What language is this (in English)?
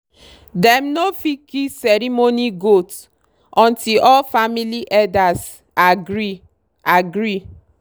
Nigerian Pidgin